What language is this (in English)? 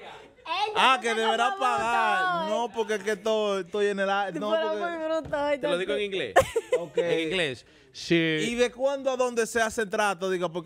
Spanish